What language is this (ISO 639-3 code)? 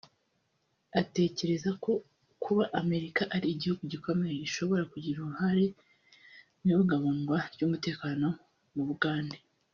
kin